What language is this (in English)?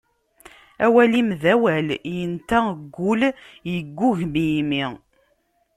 Kabyle